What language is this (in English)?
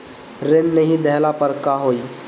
Bhojpuri